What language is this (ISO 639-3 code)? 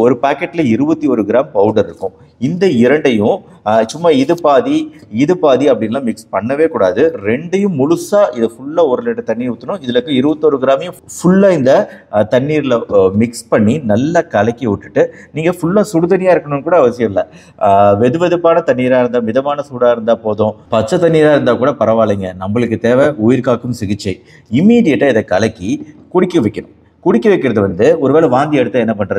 ron